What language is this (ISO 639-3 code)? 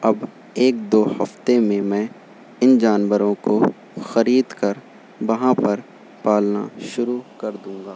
urd